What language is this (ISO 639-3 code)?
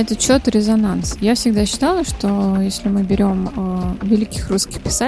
rus